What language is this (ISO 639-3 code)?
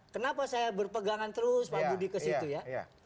ind